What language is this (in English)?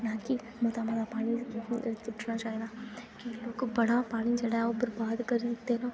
Dogri